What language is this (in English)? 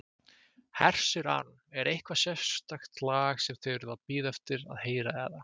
Icelandic